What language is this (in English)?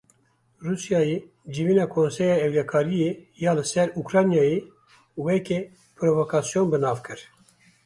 Kurdish